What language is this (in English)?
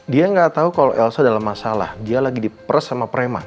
Indonesian